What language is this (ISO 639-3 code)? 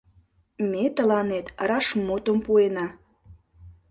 chm